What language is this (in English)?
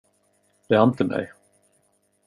Swedish